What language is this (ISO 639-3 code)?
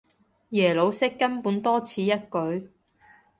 yue